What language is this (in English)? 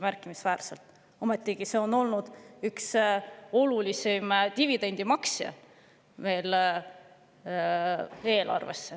Estonian